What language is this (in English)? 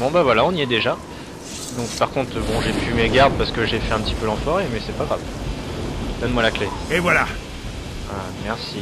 French